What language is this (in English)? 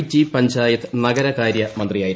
Malayalam